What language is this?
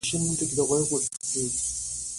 Pashto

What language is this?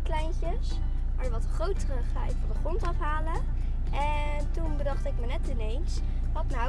Dutch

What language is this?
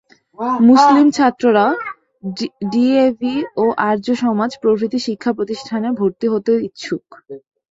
Bangla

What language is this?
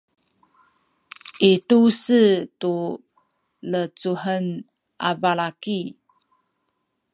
Sakizaya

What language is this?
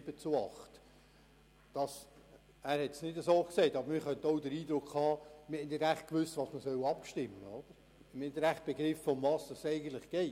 Swiss German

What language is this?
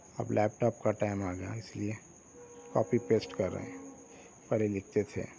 Urdu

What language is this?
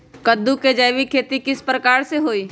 Magahi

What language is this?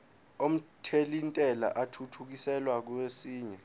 Zulu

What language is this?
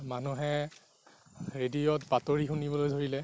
Assamese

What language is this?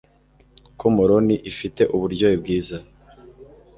Kinyarwanda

